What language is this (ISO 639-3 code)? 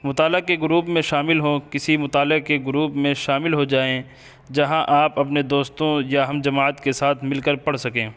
urd